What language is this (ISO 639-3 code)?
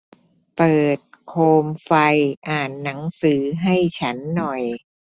tha